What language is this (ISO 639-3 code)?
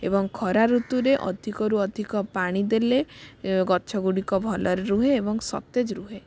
ori